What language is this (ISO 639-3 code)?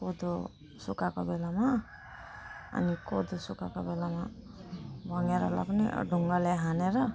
nep